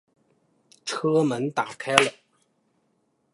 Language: Chinese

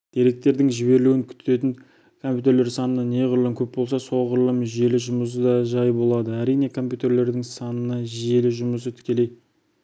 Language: Kazakh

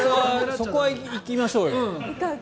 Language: Japanese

